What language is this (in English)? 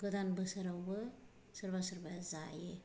Bodo